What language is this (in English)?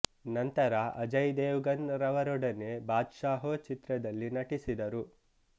Kannada